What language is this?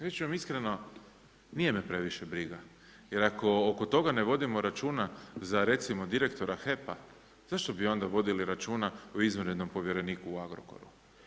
Croatian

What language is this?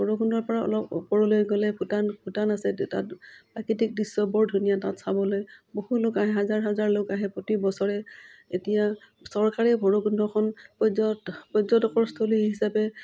Assamese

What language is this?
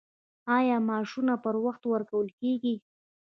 Pashto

